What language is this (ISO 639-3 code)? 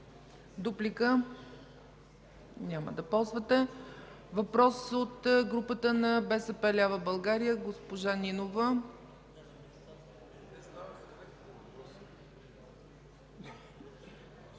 bul